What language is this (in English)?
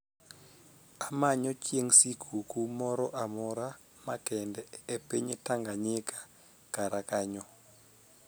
Luo (Kenya and Tanzania)